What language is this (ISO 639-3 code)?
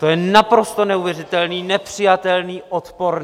ces